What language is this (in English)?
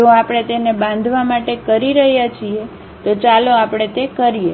Gujarati